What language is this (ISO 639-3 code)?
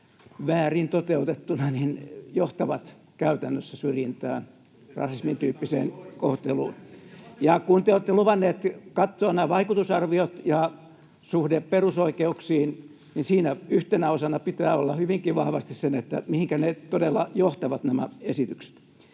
fin